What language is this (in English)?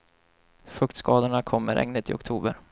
Swedish